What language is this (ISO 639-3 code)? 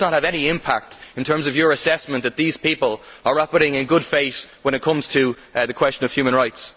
eng